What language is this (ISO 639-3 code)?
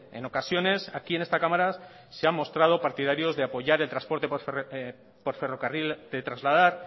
spa